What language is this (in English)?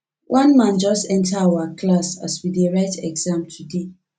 Nigerian Pidgin